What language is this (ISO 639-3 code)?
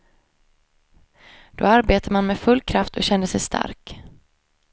swe